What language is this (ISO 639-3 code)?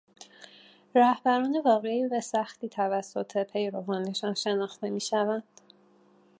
fas